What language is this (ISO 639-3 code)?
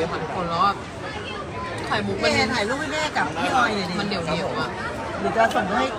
tha